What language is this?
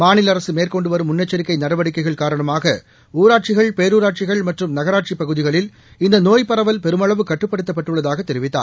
Tamil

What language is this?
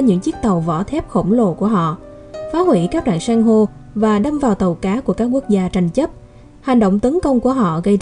Vietnamese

